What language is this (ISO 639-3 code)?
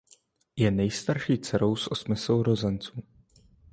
ces